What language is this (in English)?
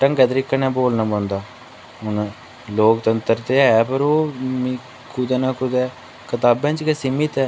Dogri